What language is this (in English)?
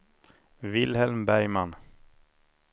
Swedish